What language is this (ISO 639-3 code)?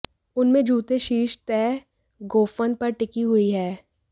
hin